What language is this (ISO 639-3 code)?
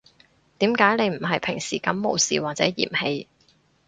yue